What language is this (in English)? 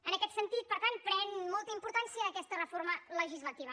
Catalan